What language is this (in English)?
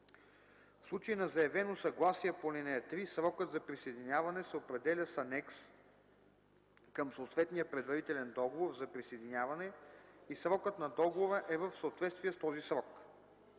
Bulgarian